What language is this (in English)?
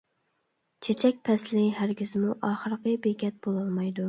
Uyghur